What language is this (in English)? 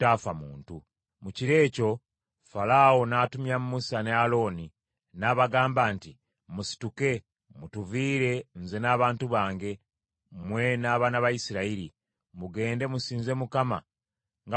Ganda